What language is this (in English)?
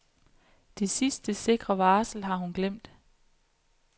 Danish